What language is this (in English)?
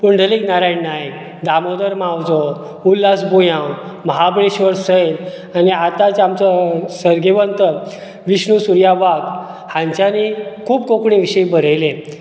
Konkani